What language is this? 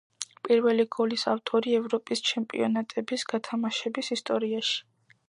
Georgian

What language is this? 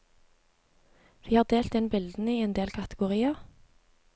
Norwegian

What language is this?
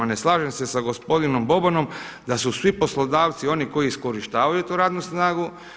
Croatian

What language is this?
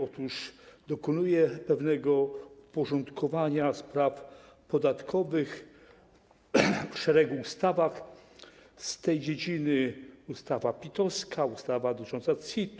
Polish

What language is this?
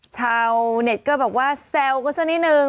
Thai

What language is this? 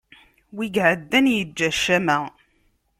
Kabyle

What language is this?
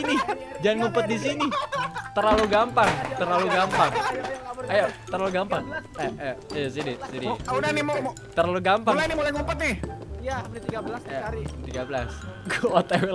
Indonesian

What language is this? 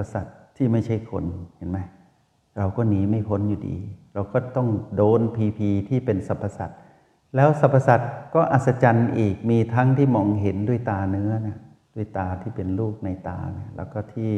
Thai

